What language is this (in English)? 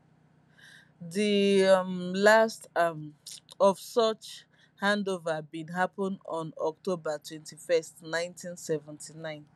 Nigerian Pidgin